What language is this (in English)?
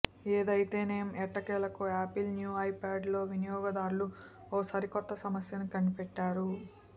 Telugu